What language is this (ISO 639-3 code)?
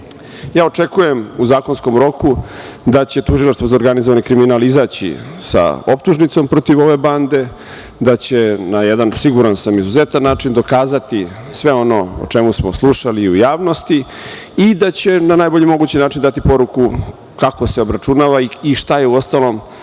srp